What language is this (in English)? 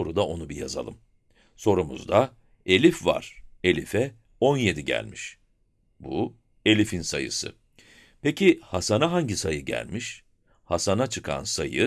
Turkish